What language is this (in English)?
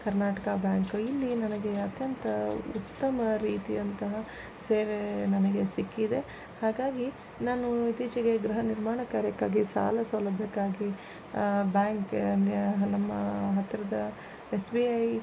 Kannada